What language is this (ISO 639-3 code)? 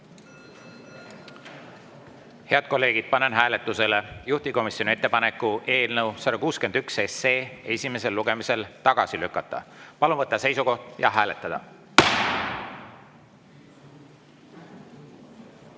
est